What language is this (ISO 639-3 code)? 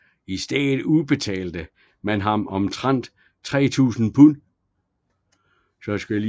dan